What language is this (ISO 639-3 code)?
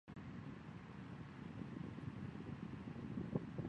zho